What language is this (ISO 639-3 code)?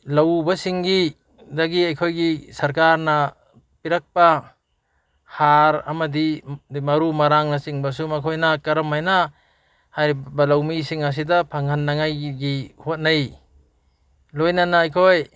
mni